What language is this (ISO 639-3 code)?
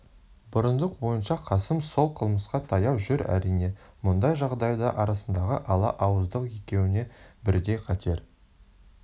kaz